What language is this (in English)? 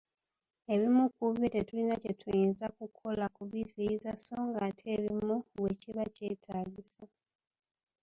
Ganda